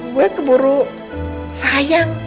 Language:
Indonesian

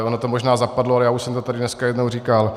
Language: Czech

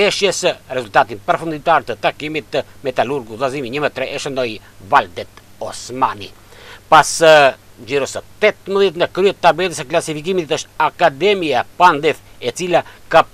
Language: Romanian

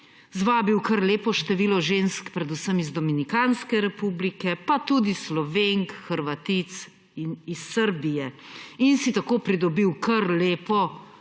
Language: Slovenian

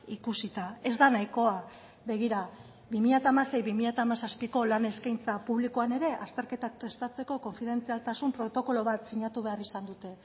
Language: Basque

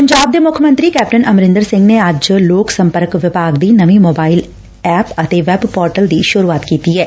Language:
Punjabi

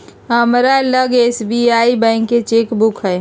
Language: Magahi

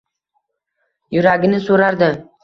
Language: Uzbek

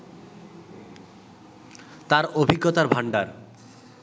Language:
Bangla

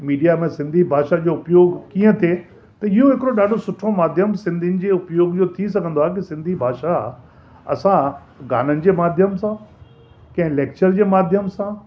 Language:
Sindhi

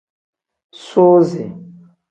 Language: Tem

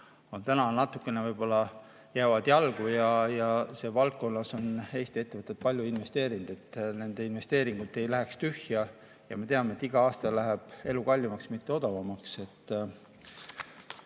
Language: Estonian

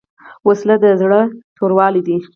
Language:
Pashto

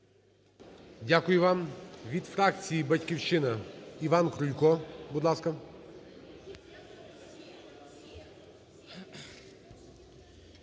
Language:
Ukrainian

